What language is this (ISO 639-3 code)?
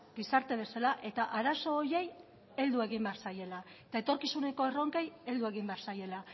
eus